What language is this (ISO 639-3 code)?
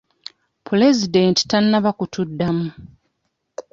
lug